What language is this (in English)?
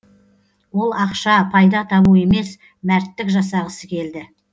Kazakh